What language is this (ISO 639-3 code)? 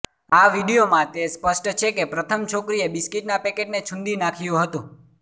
guj